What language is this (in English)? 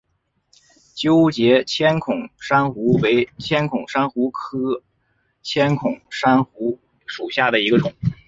Chinese